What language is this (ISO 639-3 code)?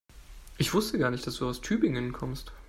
deu